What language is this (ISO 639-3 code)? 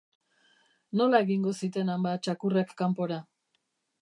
eus